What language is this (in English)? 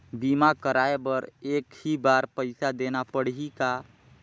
Chhattisgarhi